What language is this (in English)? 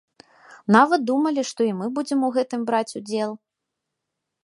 Belarusian